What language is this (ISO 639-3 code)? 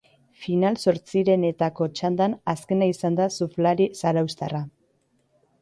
eus